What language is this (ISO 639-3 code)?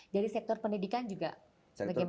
ind